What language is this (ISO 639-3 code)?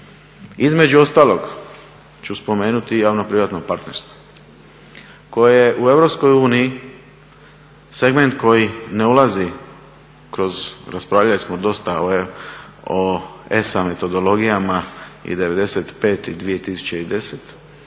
hrv